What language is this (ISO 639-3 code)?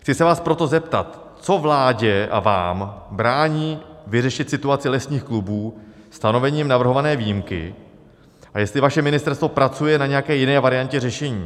ces